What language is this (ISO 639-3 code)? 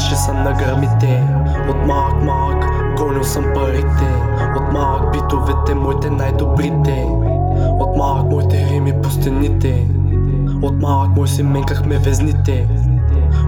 bul